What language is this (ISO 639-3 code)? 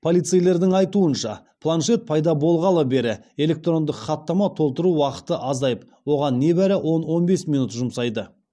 kaz